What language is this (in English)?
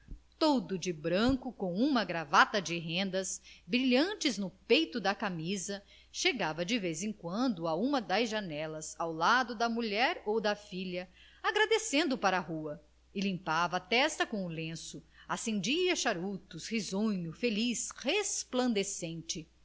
Portuguese